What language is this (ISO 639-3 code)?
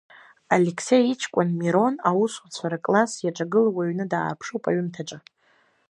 abk